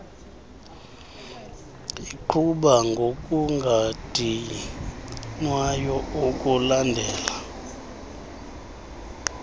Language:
Xhosa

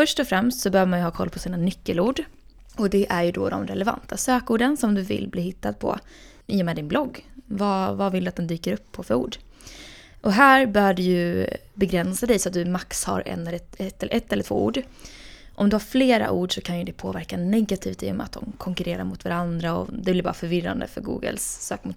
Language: Swedish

